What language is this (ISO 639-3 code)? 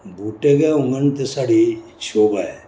doi